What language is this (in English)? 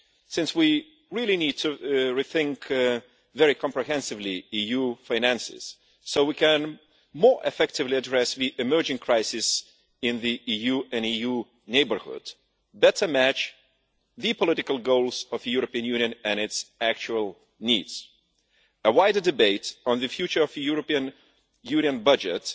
English